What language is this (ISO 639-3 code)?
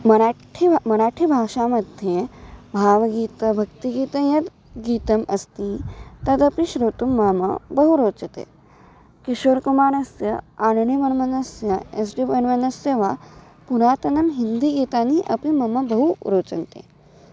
san